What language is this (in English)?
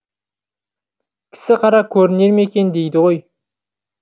Kazakh